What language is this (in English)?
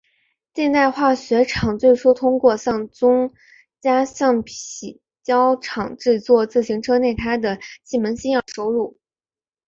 Chinese